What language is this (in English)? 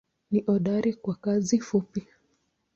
Swahili